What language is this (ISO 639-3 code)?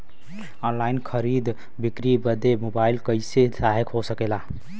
bho